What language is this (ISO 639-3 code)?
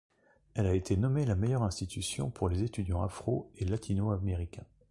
fra